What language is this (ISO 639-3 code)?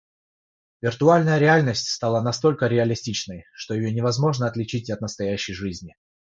rus